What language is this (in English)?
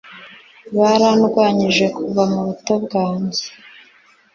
Kinyarwanda